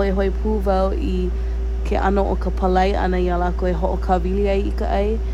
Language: Hawaiian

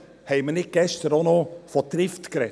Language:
Swiss German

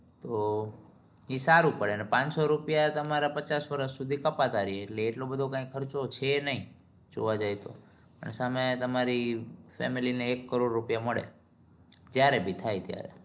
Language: Gujarati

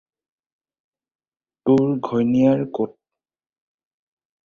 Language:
Assamese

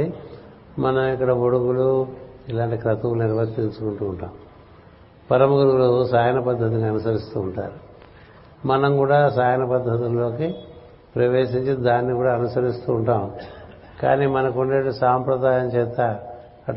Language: Telugu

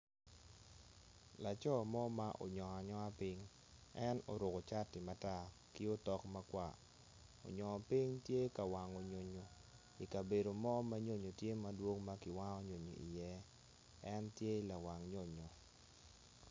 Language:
Acoli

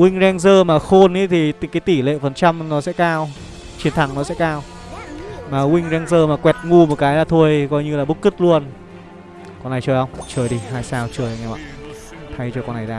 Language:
Vietnamese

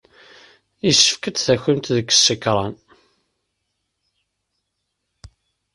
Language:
Kabyle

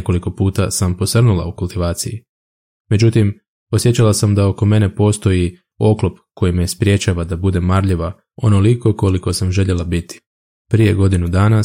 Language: Croatian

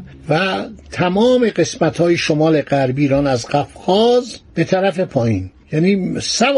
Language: Persian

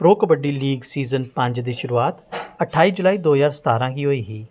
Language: Dogri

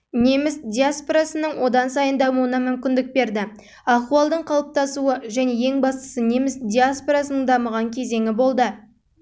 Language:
Kazakh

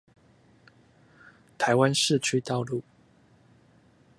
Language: Chinese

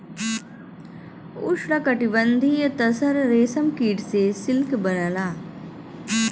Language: Bhojpuri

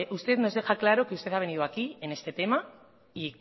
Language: Spanish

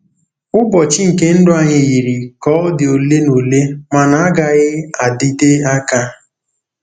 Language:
Igbo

